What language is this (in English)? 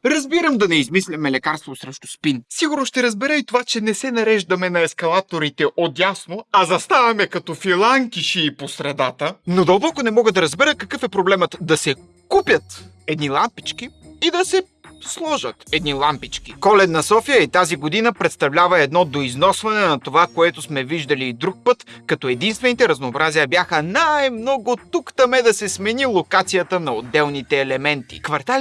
Bulgarian